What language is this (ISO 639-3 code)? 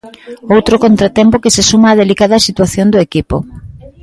glg